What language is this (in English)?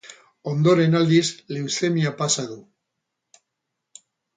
Basque